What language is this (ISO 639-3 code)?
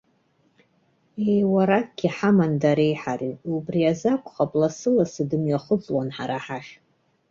abk